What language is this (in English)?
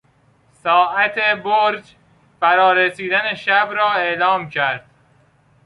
Persian